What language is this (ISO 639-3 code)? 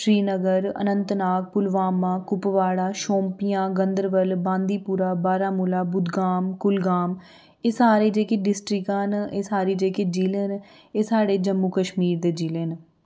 doi